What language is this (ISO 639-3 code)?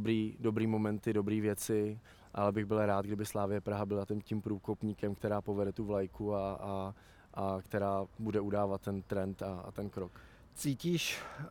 ces